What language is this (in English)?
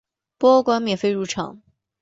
Chinese